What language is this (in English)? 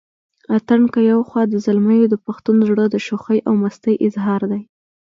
Pashto